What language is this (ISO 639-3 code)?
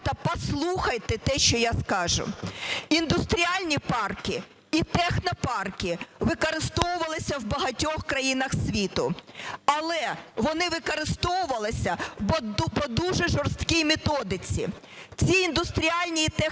ukr